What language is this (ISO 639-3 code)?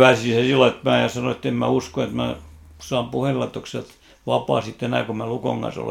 fin